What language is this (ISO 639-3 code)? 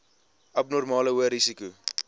afr